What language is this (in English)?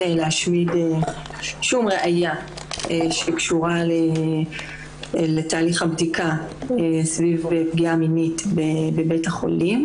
Hebrew